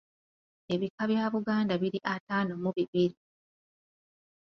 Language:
Ganda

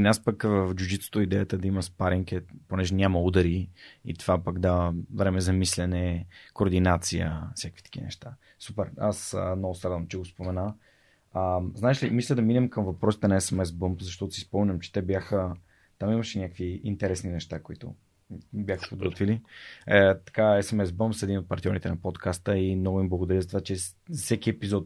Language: Bulgarian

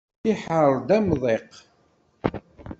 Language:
Kabyle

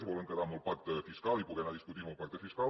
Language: Catalan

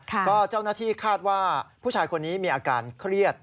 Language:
Thai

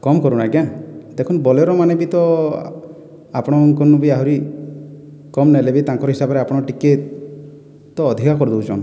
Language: Odia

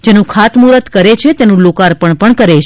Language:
Gujarati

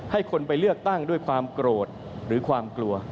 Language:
Thai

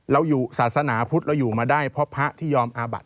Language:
Thai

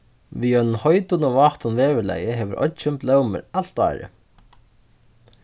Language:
Faroese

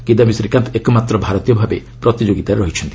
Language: Odia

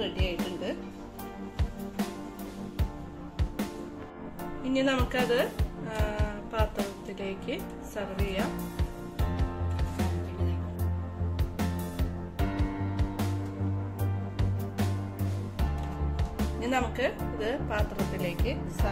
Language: Turkish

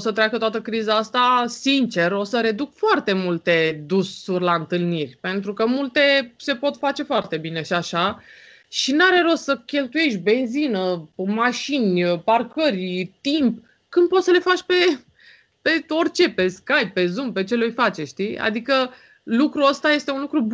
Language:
Romanian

